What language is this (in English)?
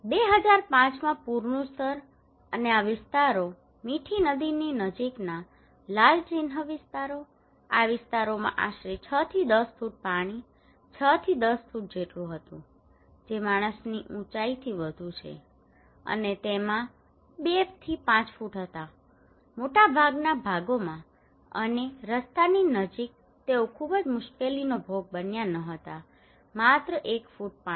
Gujarati